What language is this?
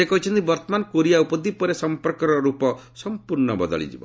Odia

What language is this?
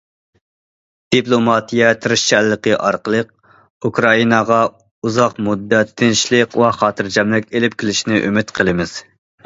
Uyghur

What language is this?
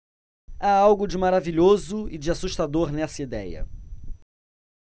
Portuguese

